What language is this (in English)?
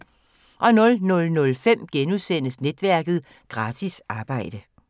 Danish